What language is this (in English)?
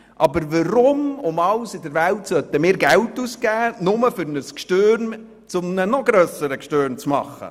Swiss German